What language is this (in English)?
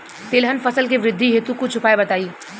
Bhojpuri